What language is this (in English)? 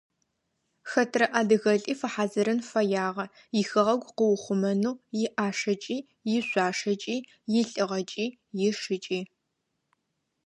Adyghe